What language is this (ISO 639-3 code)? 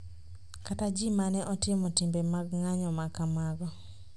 luo